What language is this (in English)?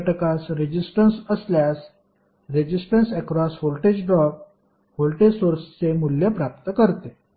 Marathi